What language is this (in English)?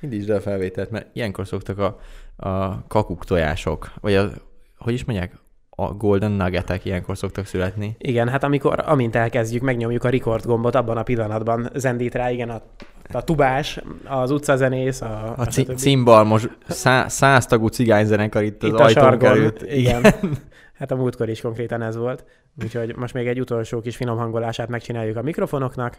Hungarian